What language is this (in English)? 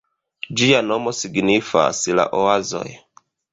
Esperanto